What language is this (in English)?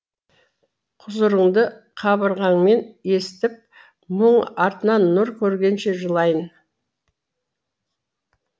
Kazakh